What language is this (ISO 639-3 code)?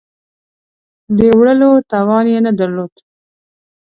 pus